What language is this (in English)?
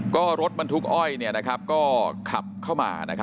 Thai